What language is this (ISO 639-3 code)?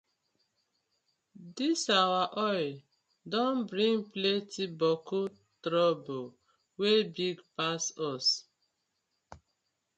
pcm